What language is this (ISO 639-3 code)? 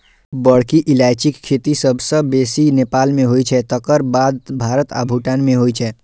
mai